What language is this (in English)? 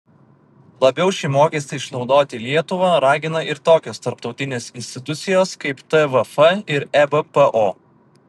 Lithuanian